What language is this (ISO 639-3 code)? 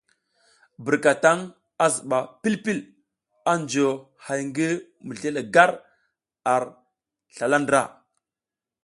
giz